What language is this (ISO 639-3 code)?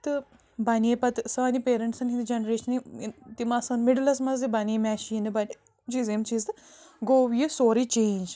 kas